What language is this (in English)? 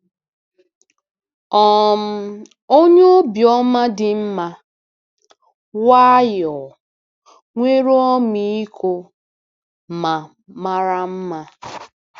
Igbo